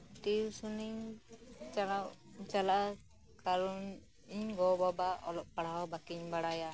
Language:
Santali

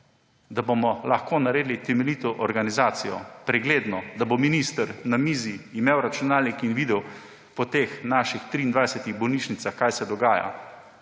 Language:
Slovenian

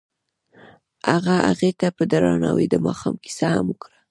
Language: Pashto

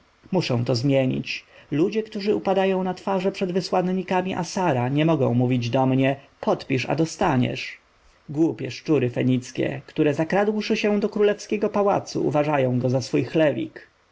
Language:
Polish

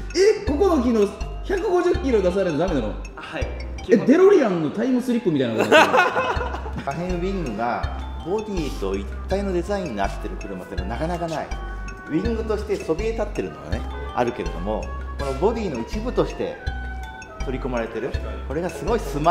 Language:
Japanese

